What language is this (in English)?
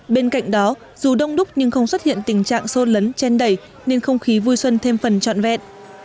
Vietnamese